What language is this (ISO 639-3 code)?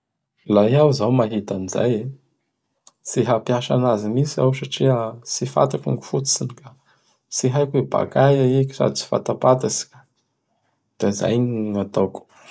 bhr